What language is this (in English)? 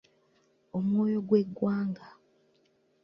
Ganda